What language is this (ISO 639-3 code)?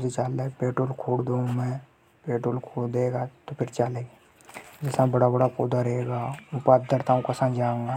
hoj